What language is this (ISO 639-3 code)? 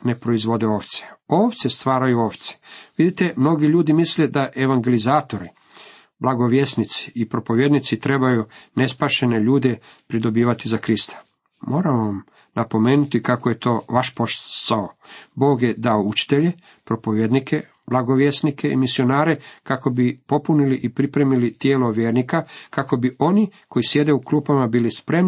hrv